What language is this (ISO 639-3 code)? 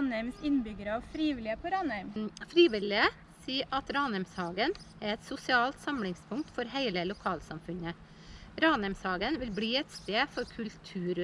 nor